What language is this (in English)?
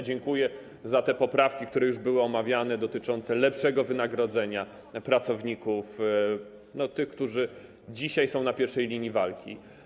Polish